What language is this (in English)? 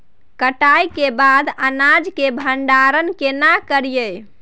Maithili